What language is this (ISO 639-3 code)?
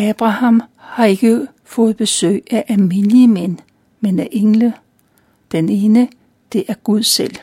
dan